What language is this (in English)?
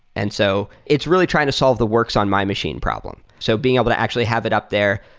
English